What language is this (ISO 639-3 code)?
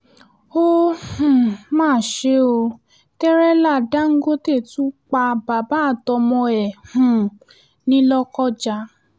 yor